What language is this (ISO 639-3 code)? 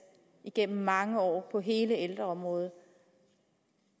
dan